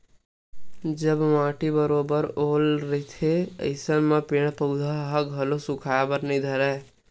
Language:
Chhattisgarhi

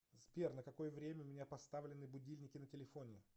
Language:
Russian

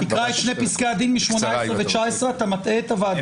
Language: Hebrew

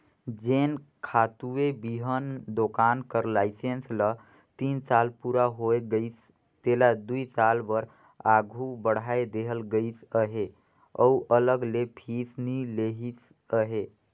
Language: Chhattisgarhi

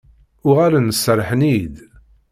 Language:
Kabyle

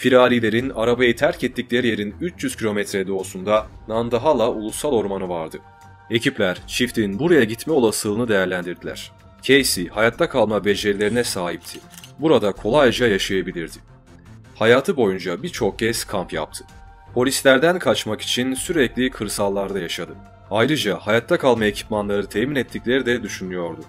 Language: Turkish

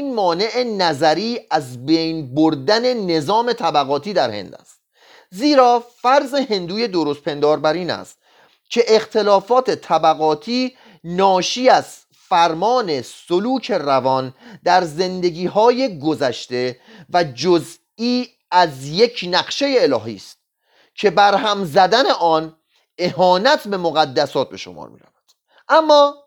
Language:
Persian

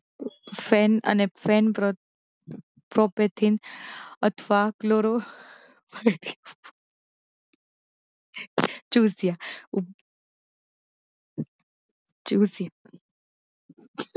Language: Gujarati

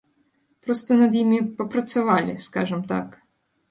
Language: Belarusian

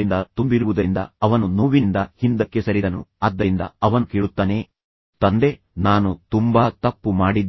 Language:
Kannada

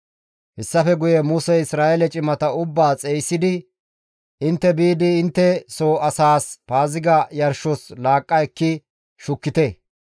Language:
Gamo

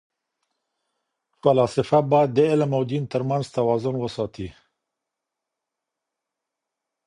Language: Pashto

